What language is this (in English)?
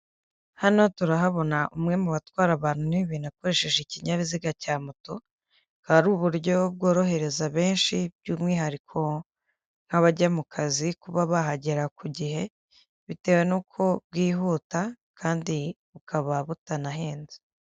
Kinyarwanda